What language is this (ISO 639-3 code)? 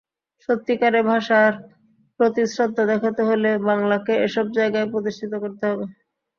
ben